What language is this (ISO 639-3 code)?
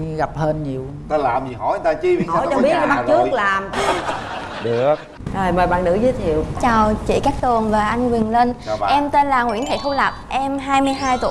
vie